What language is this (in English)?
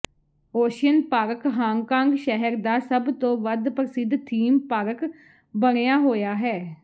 Punjabi